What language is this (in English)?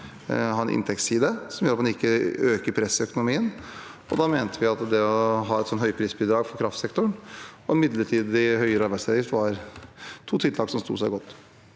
Norwegian